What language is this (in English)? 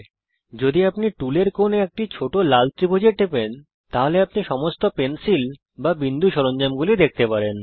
Bangla